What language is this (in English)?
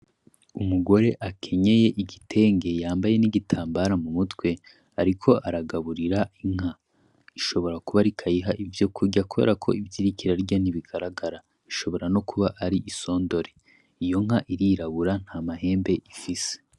Rundi